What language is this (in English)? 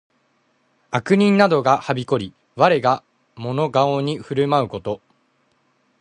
Japanese